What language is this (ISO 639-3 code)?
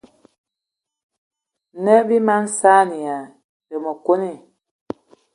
eto